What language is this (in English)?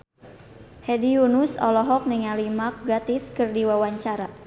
Sundanese